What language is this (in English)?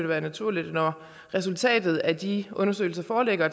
Danish